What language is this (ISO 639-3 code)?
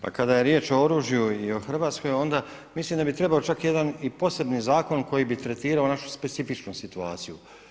hrv